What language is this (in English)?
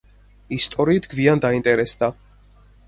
Georgian